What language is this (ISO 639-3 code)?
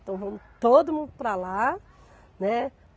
por